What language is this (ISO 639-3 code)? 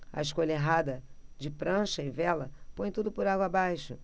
por